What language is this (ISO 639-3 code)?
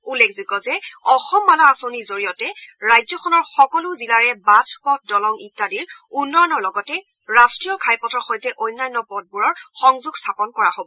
asm